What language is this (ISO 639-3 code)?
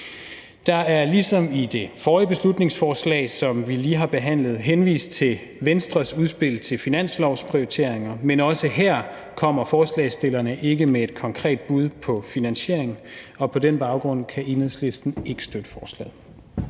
dan